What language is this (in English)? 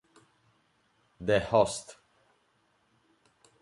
Italian